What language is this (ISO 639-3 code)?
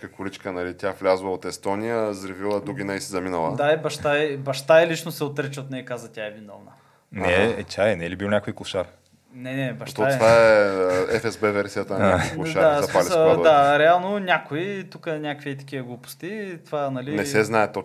bul